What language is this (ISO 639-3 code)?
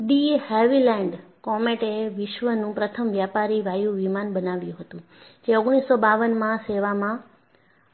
guj